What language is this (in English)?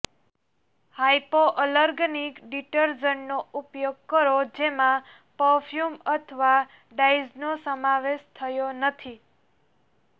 Gujarati